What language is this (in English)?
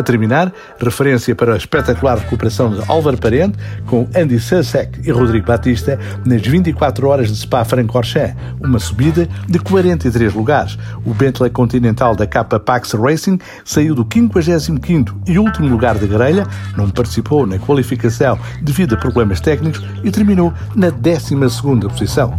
Portuguese